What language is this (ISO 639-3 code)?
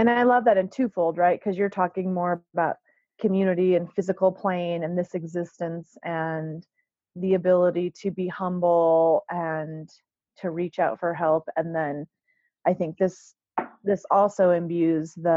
eng